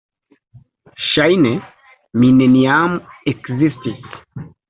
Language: Esperanto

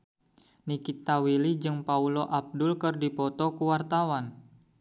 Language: Sundanese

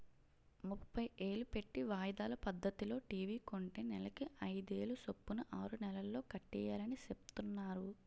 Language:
Telugu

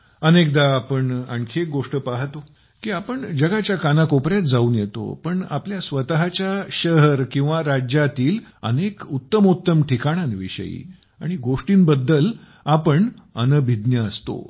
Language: Marathi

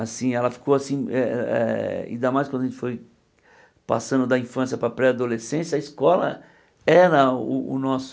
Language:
Portuguese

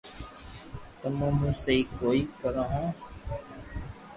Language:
Loarki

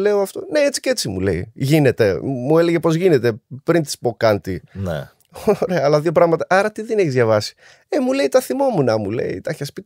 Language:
Greek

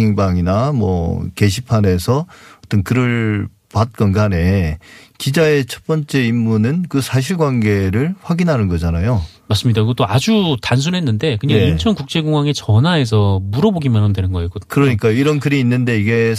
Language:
Korean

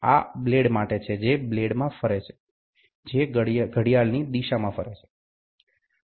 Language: Gujarati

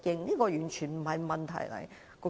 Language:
Cantonese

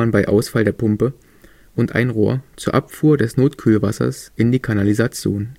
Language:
German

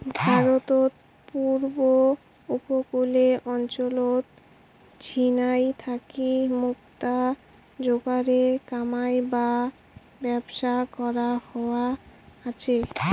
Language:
Bangla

